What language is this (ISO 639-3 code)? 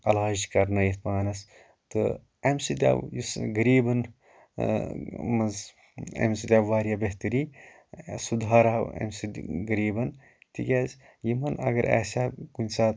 kas